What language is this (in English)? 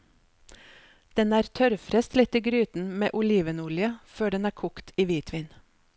Norwegian